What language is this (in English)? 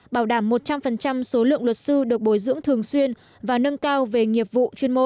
Vietnamese